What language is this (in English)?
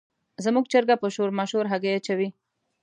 Pashto